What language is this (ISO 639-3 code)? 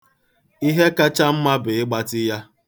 ibo